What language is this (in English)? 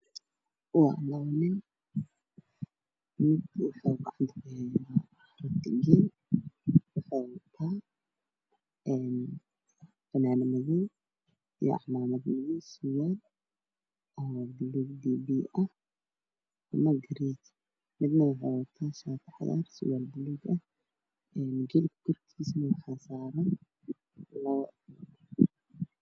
Somali